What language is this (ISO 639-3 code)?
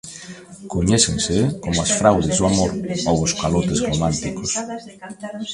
glg